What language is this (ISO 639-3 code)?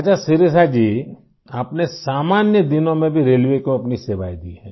hin